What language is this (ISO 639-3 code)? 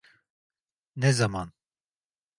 tur